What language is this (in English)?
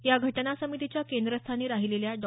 Marathi